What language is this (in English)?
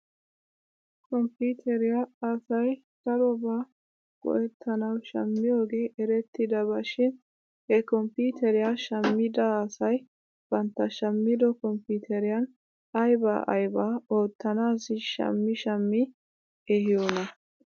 Wolaytta